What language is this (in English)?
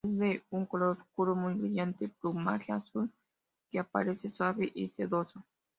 Spanish